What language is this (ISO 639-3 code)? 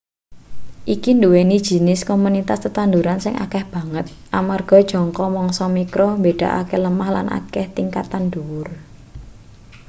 jav